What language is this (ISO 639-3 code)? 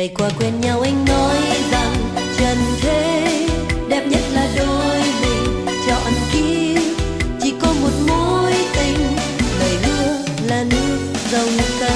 vie